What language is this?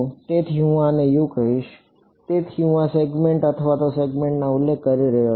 Gujarati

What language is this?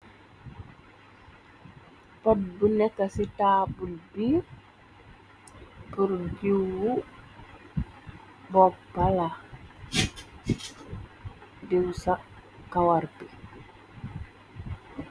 Wolof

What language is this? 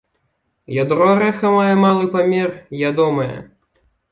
Belarusian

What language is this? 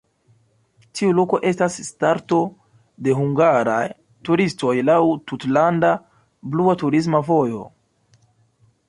Esperanto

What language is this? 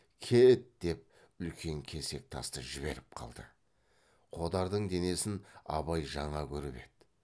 Kazakh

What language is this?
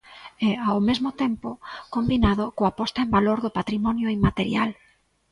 Galician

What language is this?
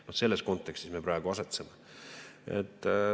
Estonian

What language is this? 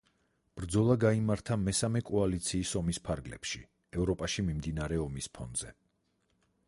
Georgian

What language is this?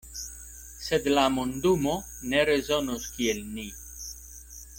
Esperanto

